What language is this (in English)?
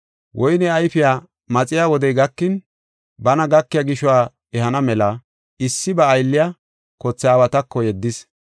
Gofa